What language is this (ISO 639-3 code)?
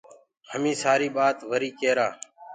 ggg